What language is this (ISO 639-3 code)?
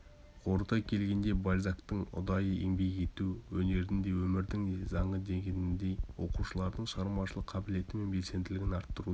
kaz